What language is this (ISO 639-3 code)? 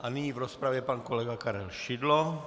ces